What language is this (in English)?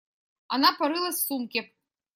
Russian